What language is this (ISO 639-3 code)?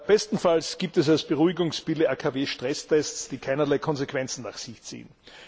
deu